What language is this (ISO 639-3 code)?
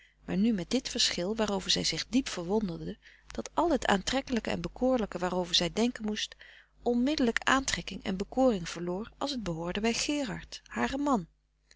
nld